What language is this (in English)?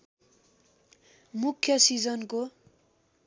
Nepali